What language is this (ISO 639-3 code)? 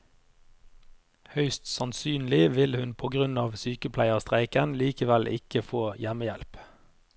nor